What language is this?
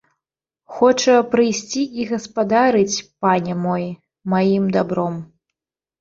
Belarusian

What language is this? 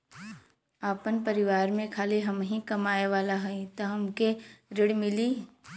Bhojpuri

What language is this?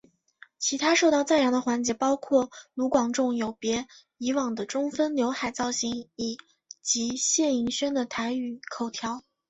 Chinese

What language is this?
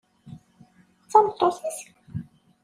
Kabyle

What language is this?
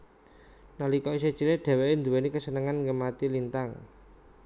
Javanese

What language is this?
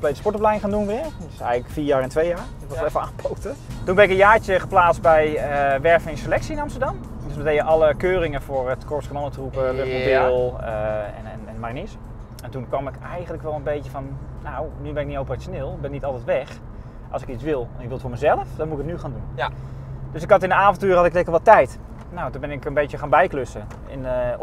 Dutch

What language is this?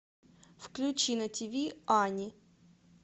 Russian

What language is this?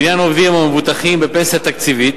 Hebrew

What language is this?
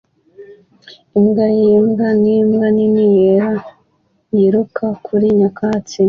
Kinyarwanda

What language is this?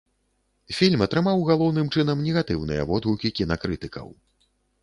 Belarusian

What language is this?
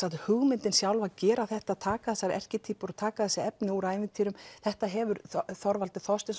Icelandic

